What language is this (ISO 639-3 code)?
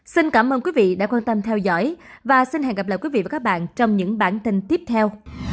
vie